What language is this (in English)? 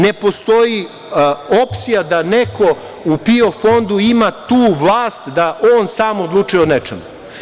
Serbian